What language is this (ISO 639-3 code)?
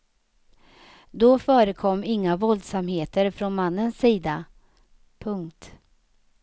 swe